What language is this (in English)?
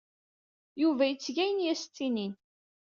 Kabyle